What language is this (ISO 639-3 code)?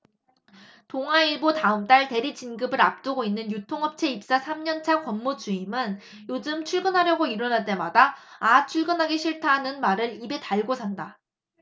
kor